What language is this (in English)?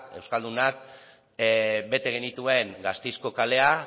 Basque